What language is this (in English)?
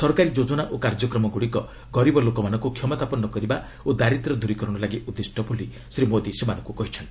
Odia